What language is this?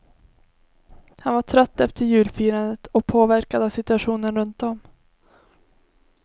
Swedish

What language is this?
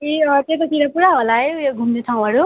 Nepali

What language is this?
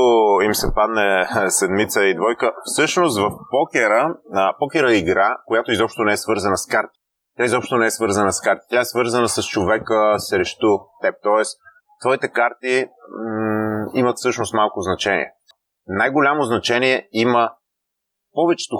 Bulgarian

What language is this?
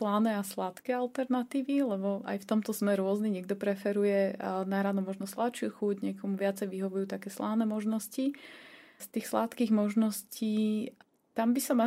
Slovak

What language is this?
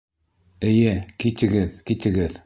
Bashkir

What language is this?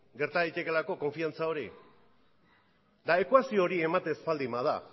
Basque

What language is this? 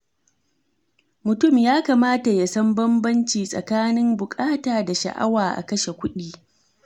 Hausa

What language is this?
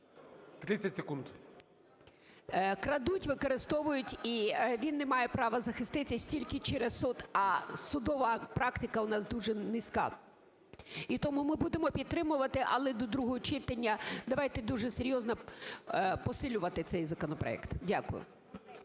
Ukrainian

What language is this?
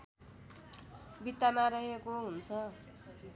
Nepali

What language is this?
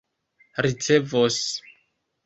Esperanto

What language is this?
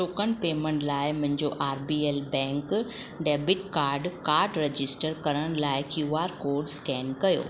Sindhi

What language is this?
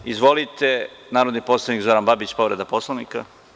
Serbian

